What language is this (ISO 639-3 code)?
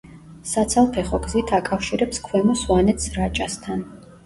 kat